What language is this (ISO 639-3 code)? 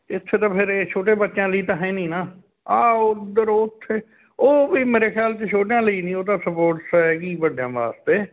pan